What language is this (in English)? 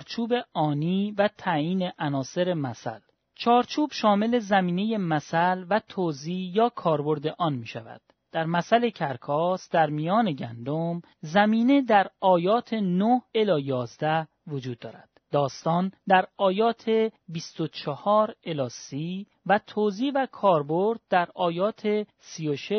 Persian